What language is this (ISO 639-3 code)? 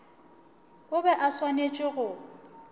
nso